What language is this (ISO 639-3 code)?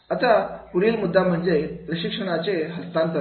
mar